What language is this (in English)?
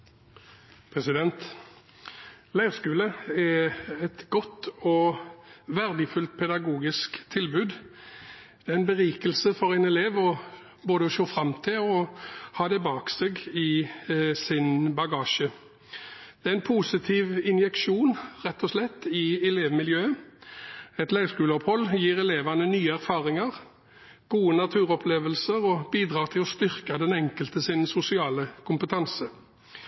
Norwegian Bokmål